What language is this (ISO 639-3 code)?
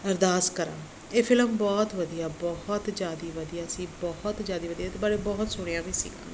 pan